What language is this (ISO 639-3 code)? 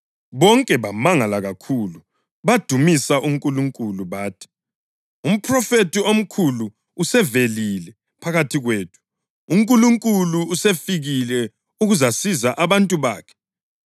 nde